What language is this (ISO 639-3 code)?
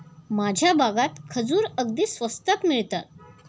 mar